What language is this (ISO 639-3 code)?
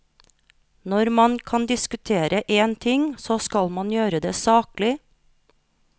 nor